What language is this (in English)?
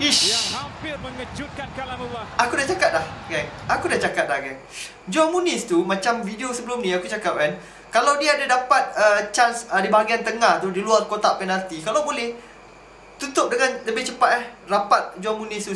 Malay